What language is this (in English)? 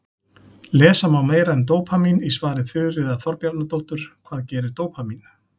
Icelandic